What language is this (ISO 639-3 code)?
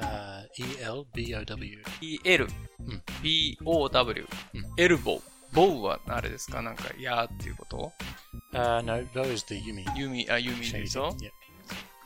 jpn